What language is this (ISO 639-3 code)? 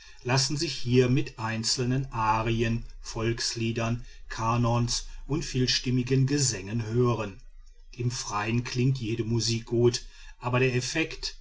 deu